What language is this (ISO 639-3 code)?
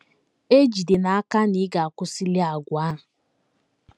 ibo